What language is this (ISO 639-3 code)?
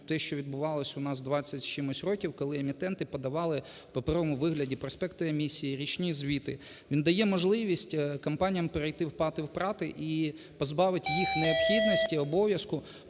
ukr